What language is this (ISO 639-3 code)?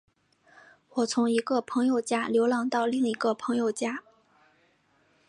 zho